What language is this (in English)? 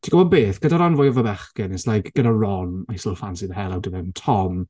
Welsh